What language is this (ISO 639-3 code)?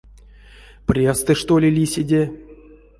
myv